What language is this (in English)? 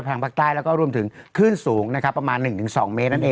Thai